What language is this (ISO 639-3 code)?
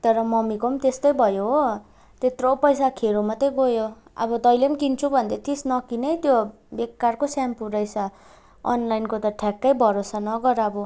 nep